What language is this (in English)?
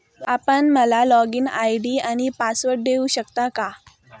Marathi